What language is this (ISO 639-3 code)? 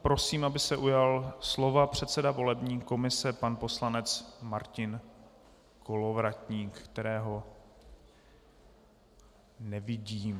ces